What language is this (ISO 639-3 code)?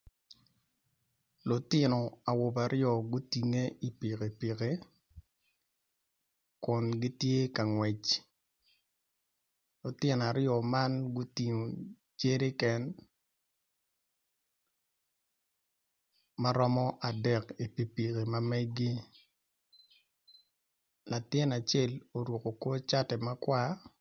ach